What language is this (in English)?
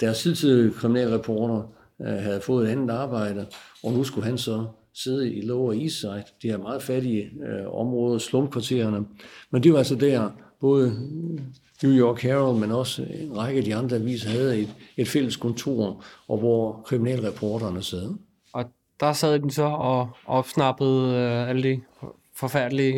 Danish